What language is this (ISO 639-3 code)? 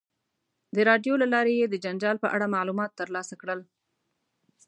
pus